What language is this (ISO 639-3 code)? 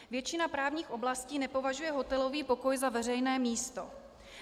ces